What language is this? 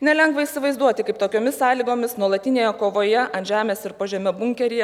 Lithuanian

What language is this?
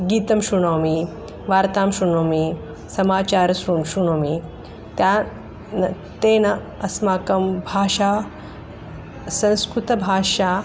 Sanskrit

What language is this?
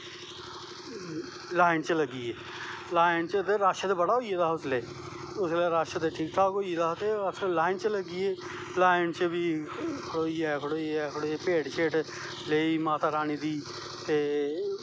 Dogri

